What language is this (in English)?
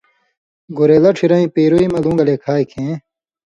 Indus Kohistani